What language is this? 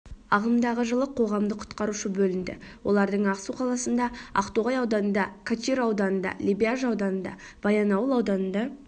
Kazakh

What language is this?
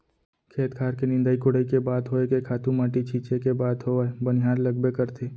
Chhattisgarhi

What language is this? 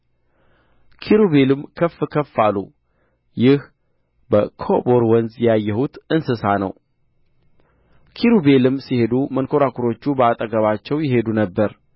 Amharic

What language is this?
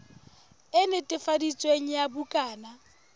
Southern Sotho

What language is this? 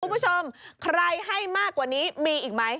Thai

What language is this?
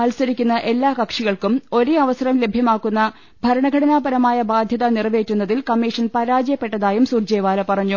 Malayalam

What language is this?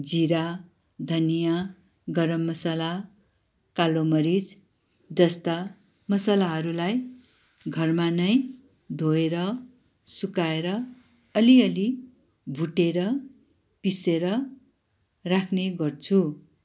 Nepali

